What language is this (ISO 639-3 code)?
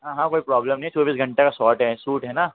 hin